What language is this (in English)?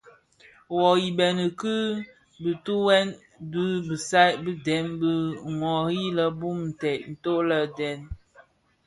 Bafia